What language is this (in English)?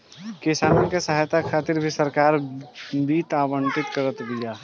Bhojpuri